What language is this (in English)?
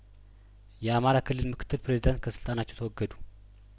Amharic